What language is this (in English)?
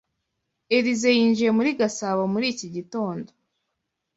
Kinyarwanda